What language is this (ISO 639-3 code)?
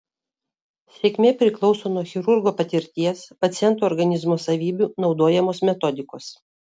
lit